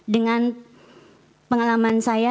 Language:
Indonesian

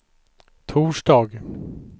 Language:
Swedish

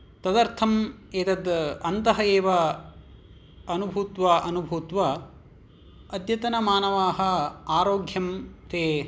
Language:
Sanskrit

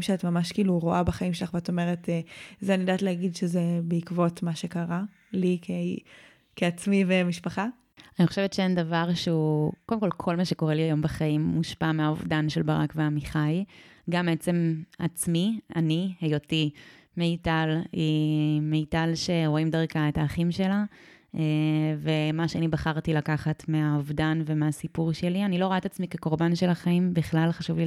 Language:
Hebrew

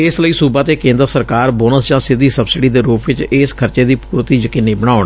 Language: Punjabi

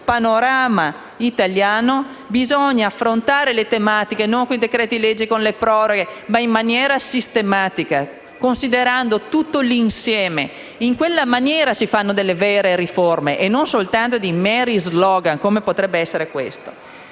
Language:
Italian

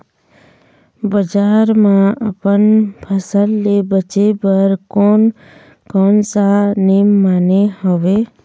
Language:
Chhattisgarhi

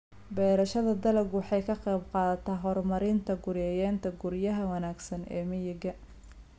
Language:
Somali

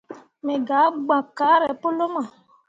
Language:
Mundang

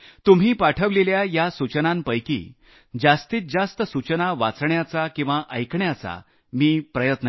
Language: Marathi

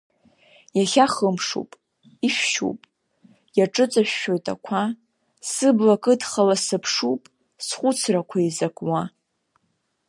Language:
Abkhazian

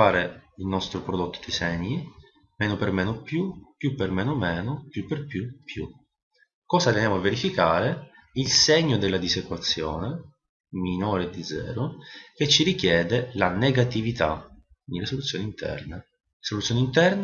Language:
Italian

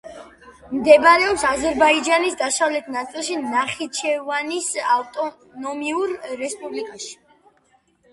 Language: Georgian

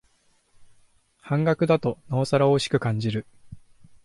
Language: Japanese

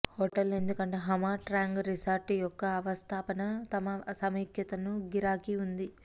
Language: Telugu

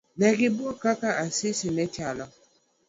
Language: Luo (Kenya and Tanzania)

